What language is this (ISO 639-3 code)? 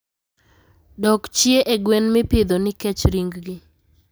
luo